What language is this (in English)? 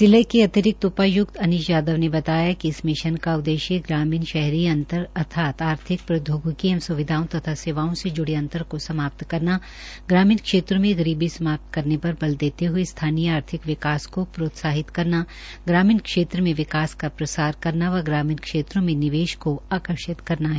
Hindi